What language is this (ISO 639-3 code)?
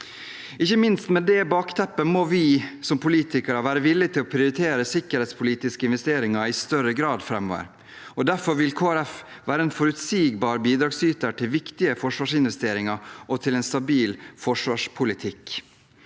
nor